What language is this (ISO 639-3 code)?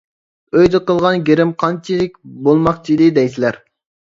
uig